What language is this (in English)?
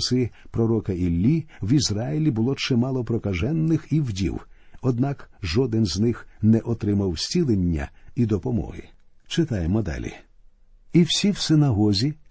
Ukrainian